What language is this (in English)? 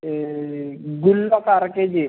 Telugu